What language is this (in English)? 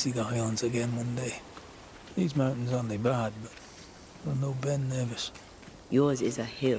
German